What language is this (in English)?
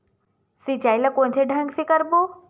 Chhattisgarhi